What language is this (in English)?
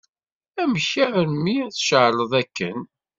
Kabyle